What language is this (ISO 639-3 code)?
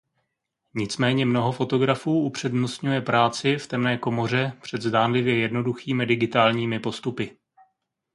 ces